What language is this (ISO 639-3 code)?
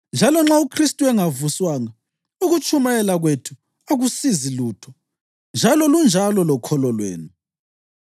nde